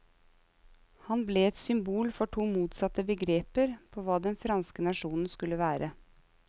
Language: Norwegian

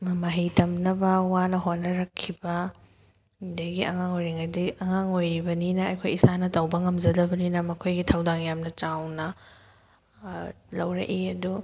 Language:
Manipuri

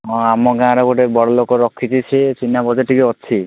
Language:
Odia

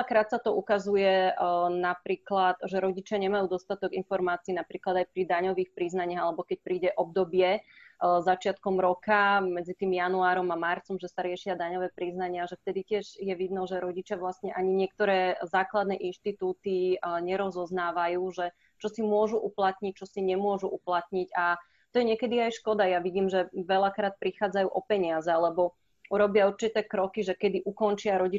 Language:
Slovak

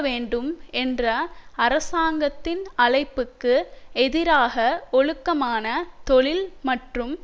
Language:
Tamil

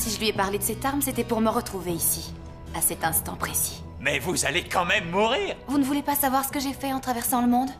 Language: French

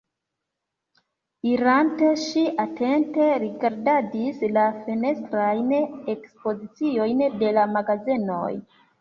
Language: Esperanto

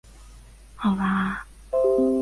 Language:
Chinese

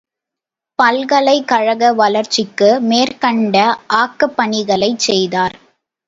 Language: Tamil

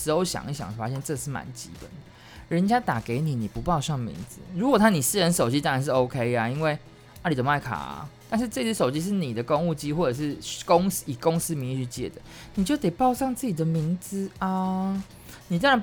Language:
Chinese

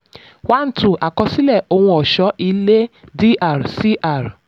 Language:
Yoruba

